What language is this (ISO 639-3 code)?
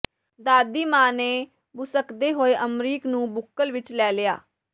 pan